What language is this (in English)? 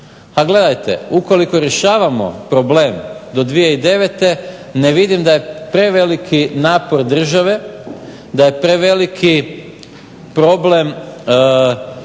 Croatian